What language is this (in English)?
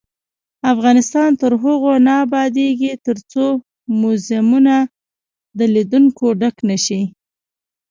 Pashto